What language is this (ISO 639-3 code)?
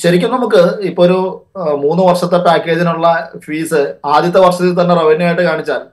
mal